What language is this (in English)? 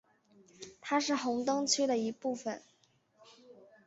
Chinese